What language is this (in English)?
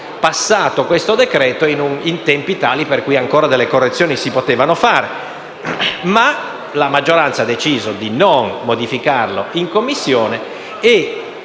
Italian